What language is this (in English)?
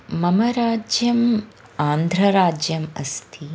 Sanskrit